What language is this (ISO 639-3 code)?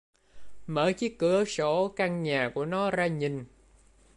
vie